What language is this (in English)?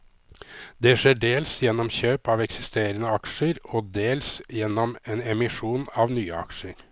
Norwegian